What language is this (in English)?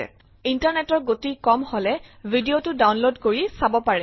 Assamese